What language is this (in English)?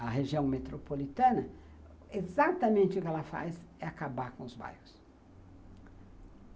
Portuguese